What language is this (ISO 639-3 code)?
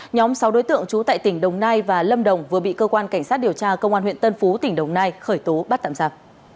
vie